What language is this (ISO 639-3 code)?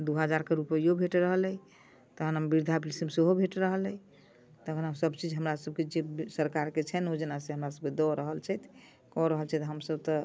mai